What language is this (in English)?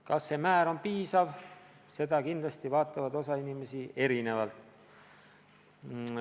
Estonian